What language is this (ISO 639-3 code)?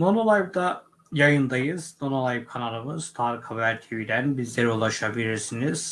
tur